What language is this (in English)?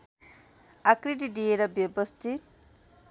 Nepali